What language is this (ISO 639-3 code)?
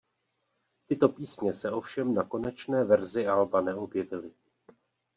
ces